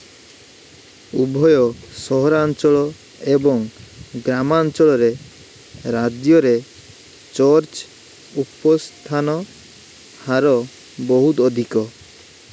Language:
Odia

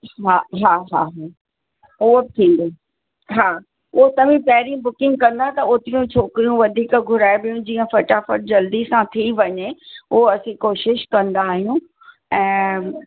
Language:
Sindhi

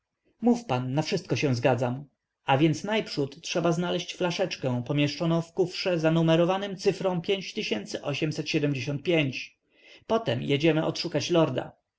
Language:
Polish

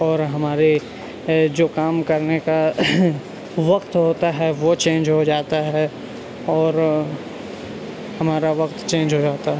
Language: Urdu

